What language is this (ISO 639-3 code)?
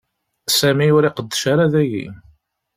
kab